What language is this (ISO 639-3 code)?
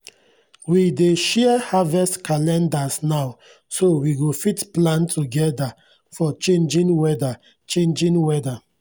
pcm